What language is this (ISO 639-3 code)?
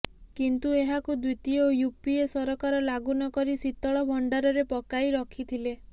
ori